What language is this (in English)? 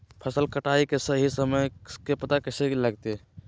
Magahi